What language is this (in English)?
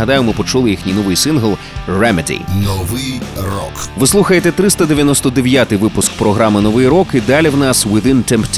Ukrainian